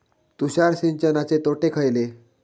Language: Marathi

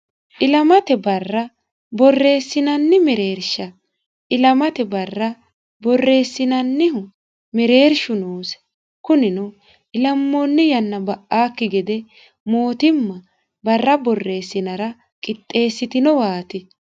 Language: Sidamo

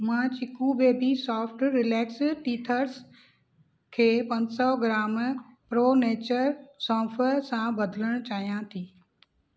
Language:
Sindhi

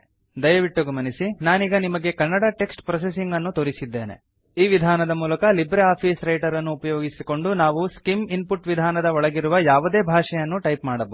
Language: Kannada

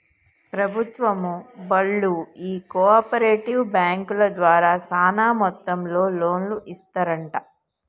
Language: Telugu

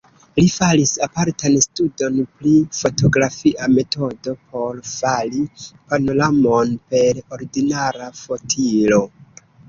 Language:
Esperanto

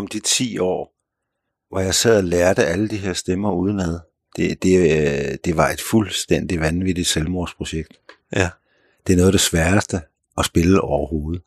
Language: Danish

